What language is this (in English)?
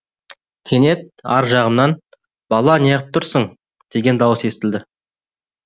Kazakh